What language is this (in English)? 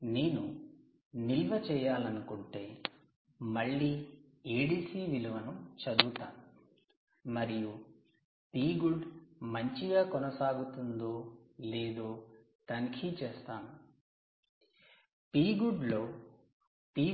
Telugu